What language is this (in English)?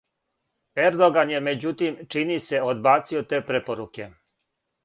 Serbian